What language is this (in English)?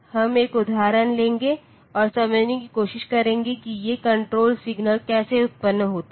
Hindi